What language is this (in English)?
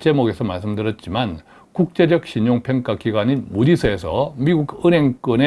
Korean